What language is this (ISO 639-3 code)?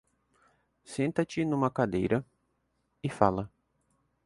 por